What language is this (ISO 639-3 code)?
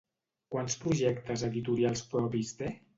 cat